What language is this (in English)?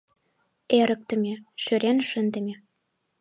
Mari